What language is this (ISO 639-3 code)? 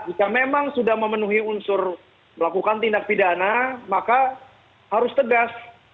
ind